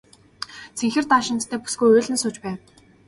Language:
Mongolian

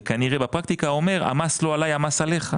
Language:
Hebrew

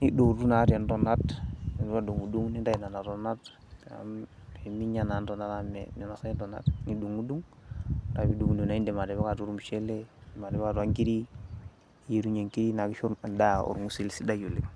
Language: Masai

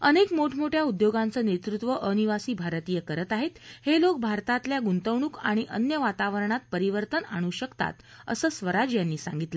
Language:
Marathi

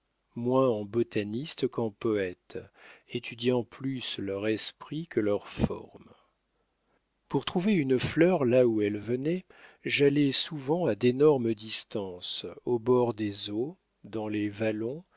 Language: French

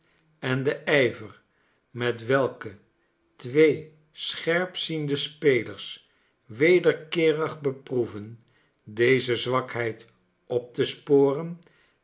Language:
Dutch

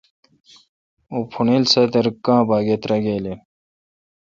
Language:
Kalkoti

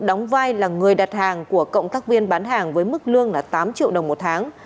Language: Vietnamese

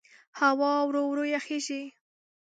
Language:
Pashto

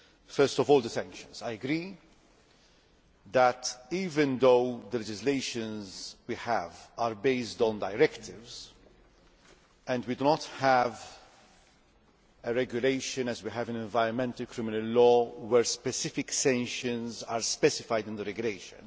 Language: English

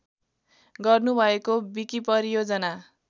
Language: Nepali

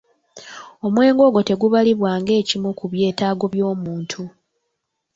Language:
Ganda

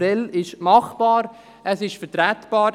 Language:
Swiss German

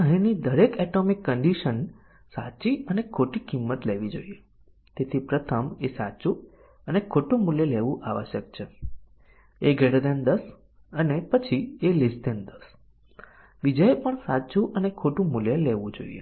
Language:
Gujarati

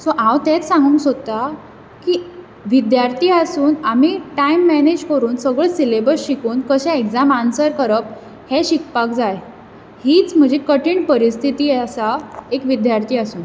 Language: Konkani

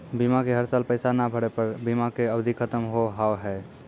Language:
Maithili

